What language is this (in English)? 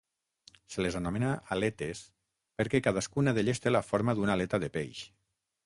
Catalan